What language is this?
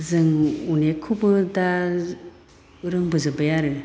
Bodo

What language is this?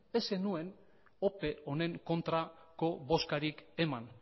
Basque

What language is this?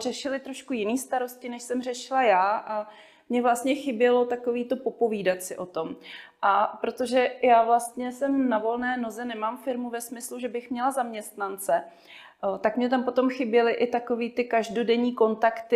Czech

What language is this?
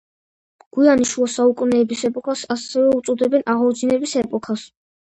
Georgian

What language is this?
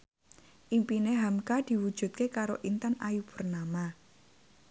Javanese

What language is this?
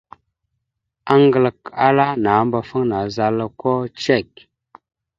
Mada (Cameroon)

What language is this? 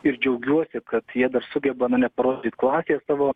Lithuanian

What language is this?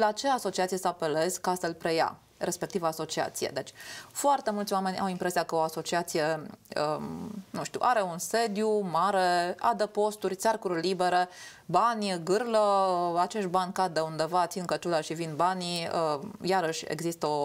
Romanian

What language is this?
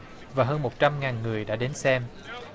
Vietnamese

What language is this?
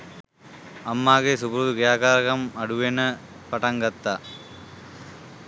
Sinhala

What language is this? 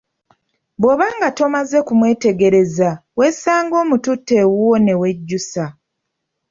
Ganda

